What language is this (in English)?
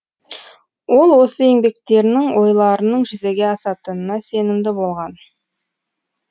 Kazakh